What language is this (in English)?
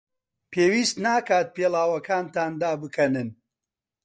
Central Kurdish